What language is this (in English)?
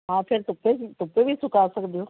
Punjabi